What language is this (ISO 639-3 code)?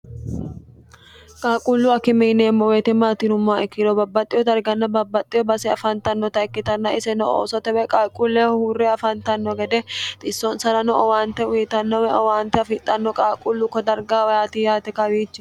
sid